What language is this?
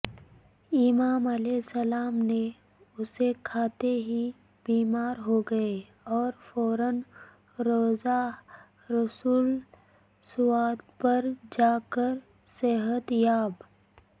Urdu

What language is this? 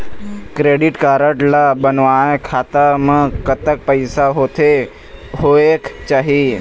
Chhattisgarhi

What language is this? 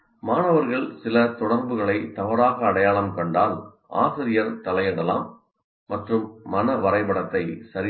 Tamil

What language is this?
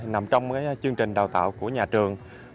Vietnamese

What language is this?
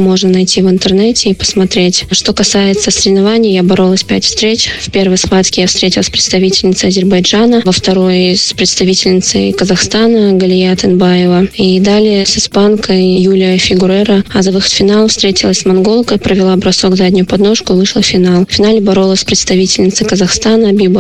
Russian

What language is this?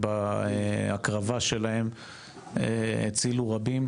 Hebrew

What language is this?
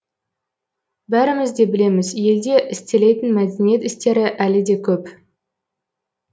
Kazakh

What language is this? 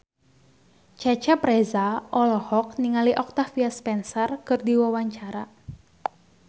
Sundanese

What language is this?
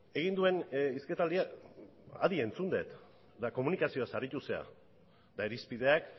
Basque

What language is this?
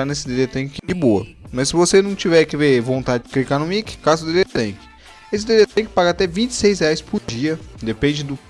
Portuguese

